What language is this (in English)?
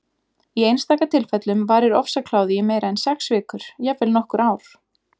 Icelandic